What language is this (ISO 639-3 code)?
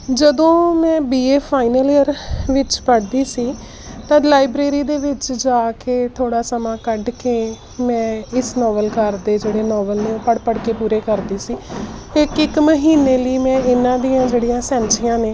pan